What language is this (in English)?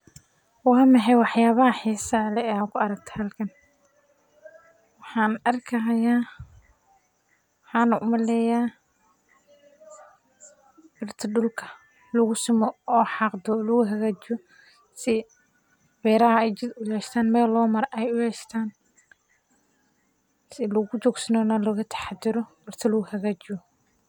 Somali